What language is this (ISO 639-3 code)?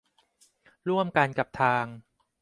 tha